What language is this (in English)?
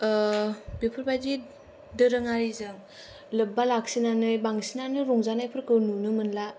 Bodo